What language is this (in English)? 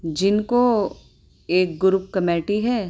Urdu